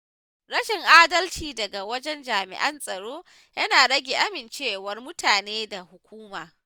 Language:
Hausa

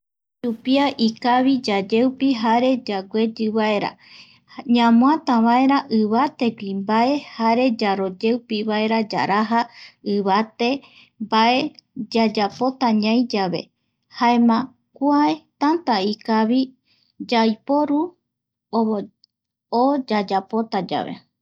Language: Eastern Bolivian Guaraní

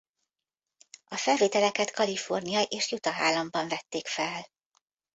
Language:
Hungarian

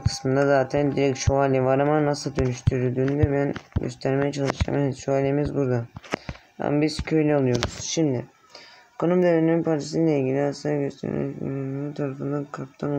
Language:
Turkish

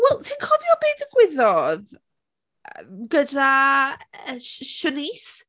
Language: Welsh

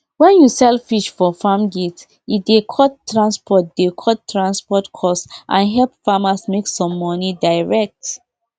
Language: Nigerian Pidgin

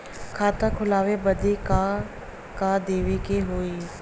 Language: Bhojpuri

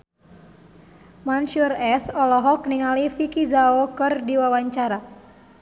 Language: Sundanese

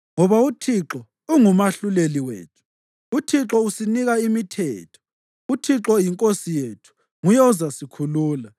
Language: North Ndebele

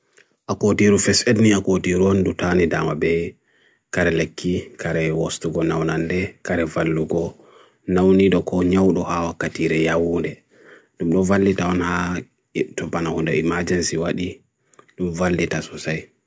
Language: Bagirmi Fulfulde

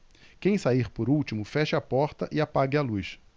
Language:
Portuguese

